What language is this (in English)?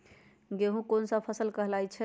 Magahi